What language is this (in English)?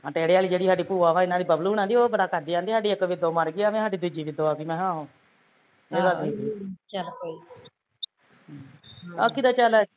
Punjabi